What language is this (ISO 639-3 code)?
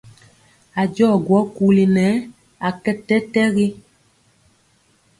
mcx